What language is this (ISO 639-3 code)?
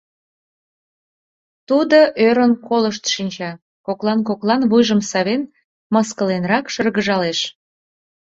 chm